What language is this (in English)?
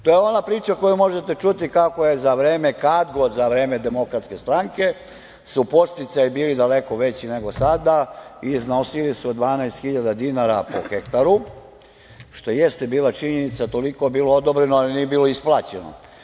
Serbian